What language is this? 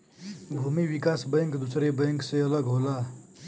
Bhojpuri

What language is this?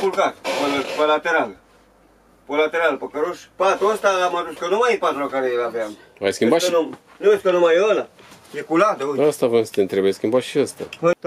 Romanian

